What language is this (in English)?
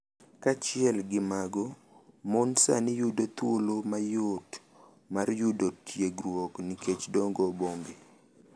Luo (Kenya and Tanzania)